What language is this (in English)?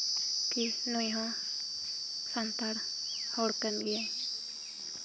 Santali